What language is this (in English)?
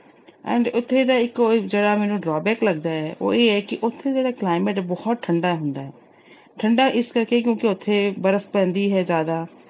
Punjabi